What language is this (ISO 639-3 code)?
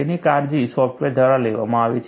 guj